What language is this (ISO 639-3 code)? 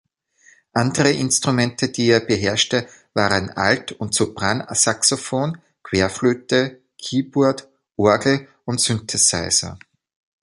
deu